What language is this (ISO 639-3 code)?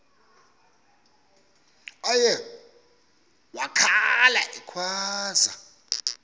xho